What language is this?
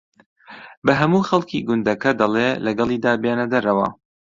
Central Kurdish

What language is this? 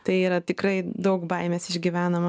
Lithuanian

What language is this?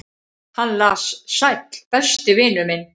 Icelandic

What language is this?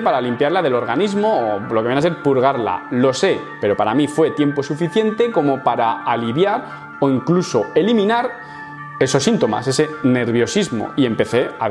Spanish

